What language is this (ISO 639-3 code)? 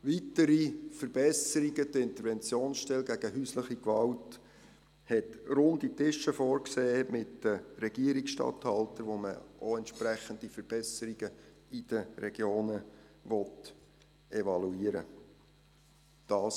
gsw